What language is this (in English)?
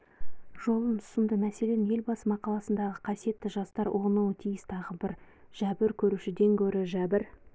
Kazakh